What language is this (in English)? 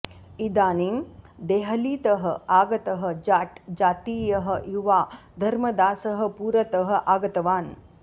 Sanskrit